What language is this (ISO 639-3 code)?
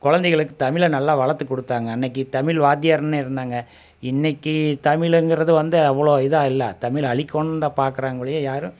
tam